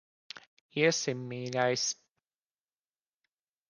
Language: Latvian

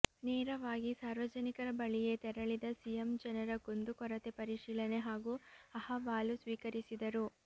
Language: Kannada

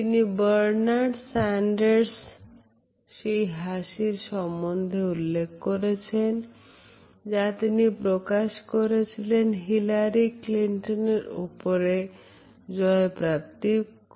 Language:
Bangla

